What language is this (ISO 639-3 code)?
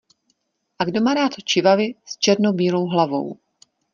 ces